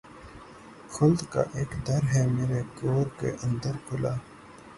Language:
Urdu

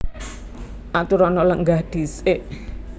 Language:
Javanese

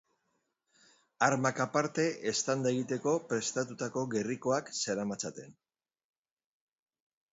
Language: Basque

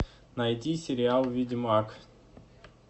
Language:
Russian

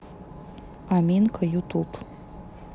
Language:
Russian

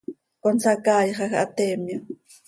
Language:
Seri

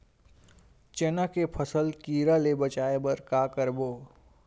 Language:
Chhattisgarhi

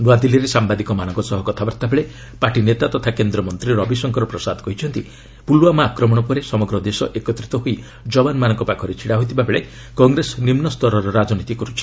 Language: Odia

